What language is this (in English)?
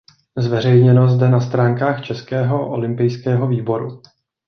Czech